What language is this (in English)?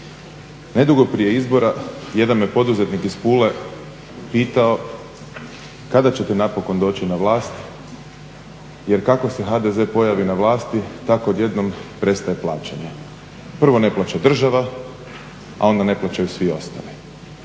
Croatian